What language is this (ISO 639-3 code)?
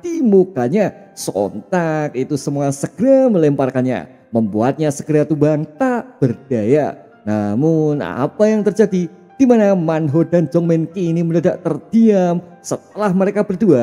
ind